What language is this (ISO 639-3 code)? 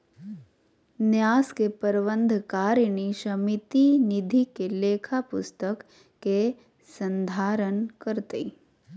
mag